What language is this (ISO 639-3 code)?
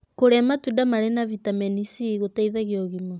kik